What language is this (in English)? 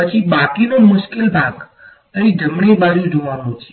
Gujarati